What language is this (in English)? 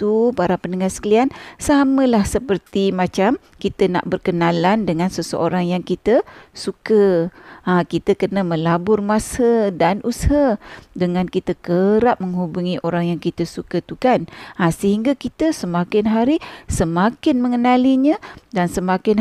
Malay